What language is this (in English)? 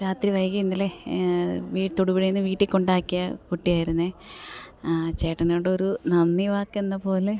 Malayalam